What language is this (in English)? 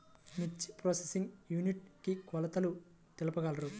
Telugu